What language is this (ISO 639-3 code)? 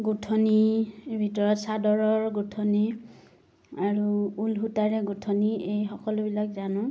asm